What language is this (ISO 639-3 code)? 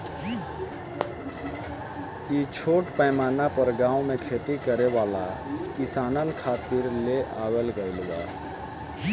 bho